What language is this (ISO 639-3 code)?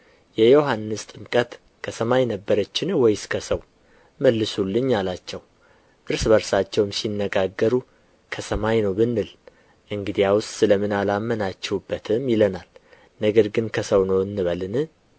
amh